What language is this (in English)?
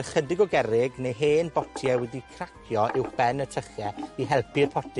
Welsh